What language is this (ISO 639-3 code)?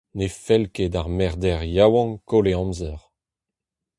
bre